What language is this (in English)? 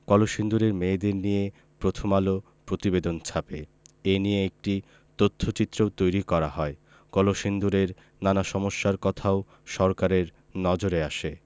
Bangla